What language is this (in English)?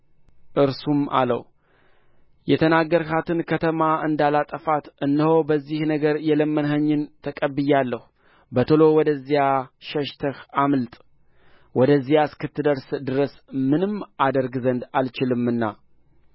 Amharic